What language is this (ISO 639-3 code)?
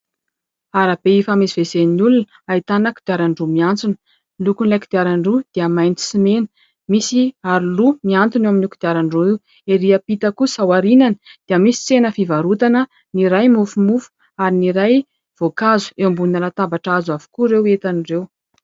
mlg